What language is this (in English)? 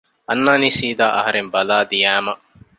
Divehi